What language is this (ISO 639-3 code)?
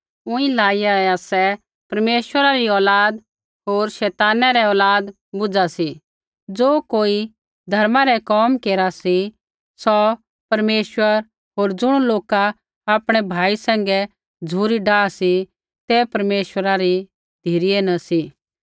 kfx